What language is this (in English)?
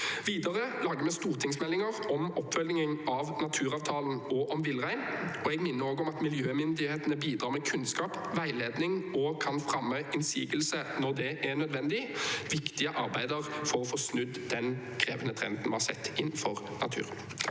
Norwegian